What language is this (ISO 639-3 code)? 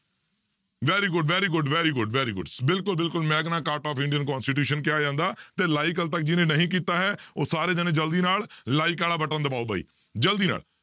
pan